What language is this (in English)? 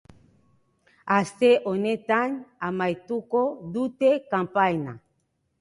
Basque